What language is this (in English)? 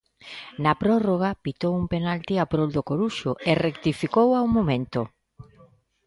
Galician